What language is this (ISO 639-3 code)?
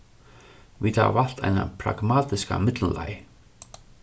fao